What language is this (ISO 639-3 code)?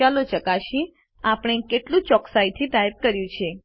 guj